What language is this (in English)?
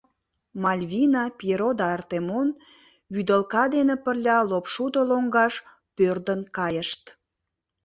Mari